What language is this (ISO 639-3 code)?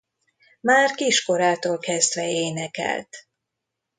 hun